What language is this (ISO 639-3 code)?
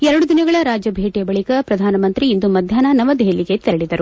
kan